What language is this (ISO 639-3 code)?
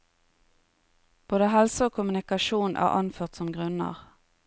nor